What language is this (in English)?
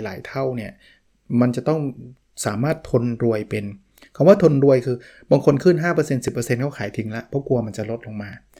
Thai